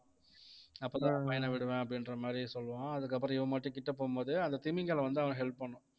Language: Tamil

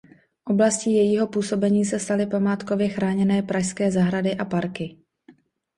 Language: Czech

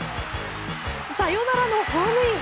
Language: Japanese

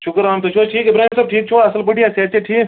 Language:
Kashmiri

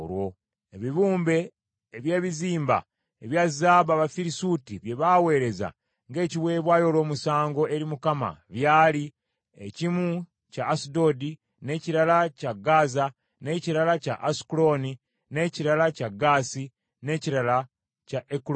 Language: Ganda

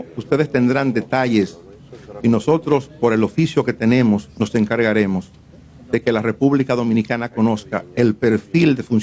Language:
Spanish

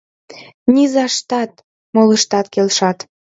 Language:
Mari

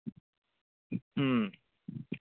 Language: Manipuri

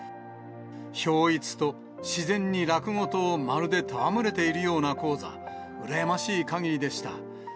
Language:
Japanese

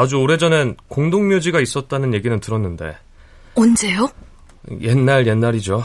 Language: Korean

